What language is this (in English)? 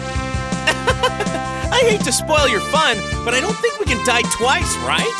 English